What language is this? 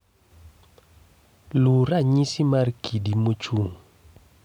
Luo (Kenya and Tanzania)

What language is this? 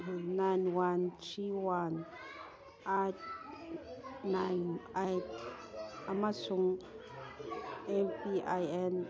Manipuri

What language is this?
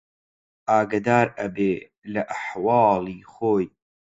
Central Kurdish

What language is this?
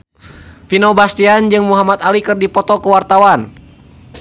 Sundanese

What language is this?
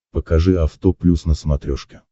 Russian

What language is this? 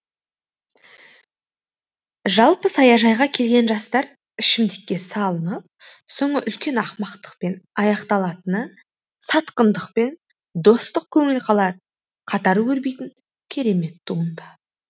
Kazakh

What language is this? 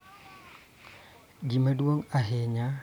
Luo (Kenya and Tanzania)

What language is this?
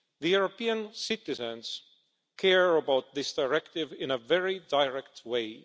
English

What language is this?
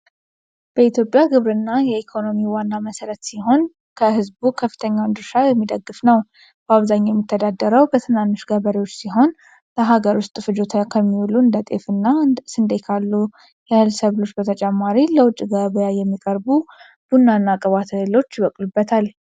Amharic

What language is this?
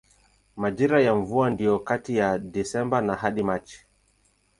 Swahili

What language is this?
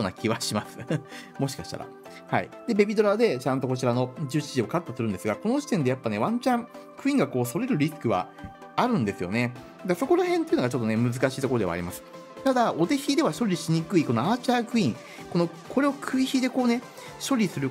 Japanese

